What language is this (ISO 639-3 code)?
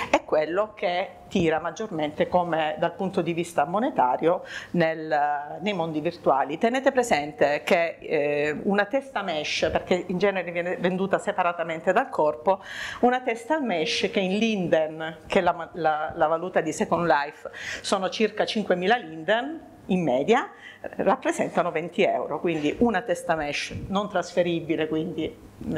ita